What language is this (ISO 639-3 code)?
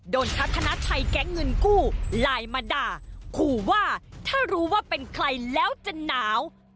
tha